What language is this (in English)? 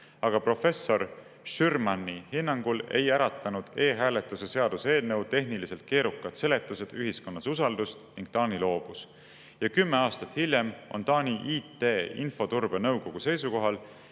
Estonian